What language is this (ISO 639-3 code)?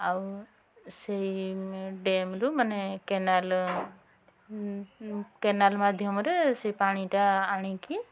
ori